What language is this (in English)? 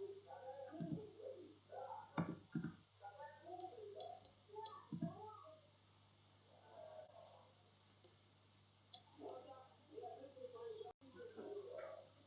Russian